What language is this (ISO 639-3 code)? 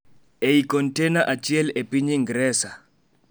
luo